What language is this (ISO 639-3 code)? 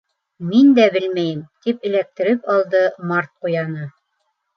bak